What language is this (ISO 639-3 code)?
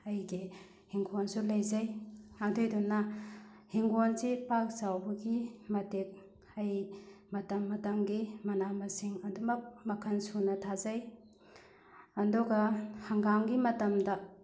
mni